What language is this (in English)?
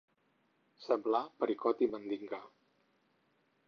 Catalan